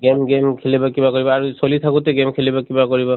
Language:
Assamese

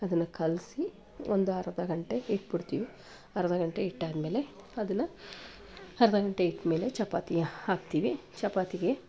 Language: Kannada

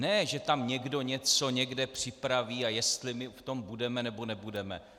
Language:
Czech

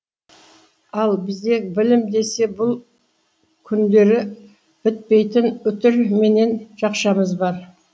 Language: Kazakh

